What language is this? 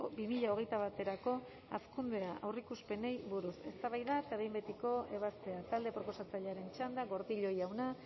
Basque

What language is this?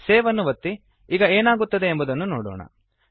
Kannada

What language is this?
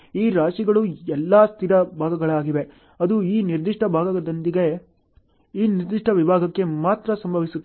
Kannada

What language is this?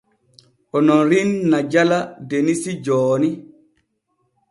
Borgu Fulfulde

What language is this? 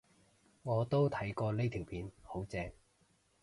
Cantonese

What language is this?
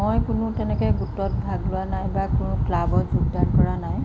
Assamese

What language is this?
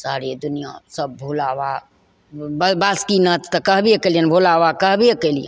Maithili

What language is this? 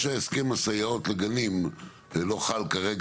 Hebrew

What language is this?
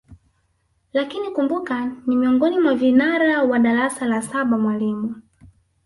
Swahili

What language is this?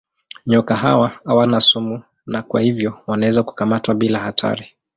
Swahili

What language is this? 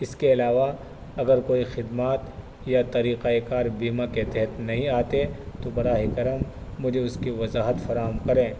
Urdu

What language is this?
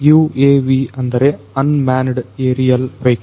Kannada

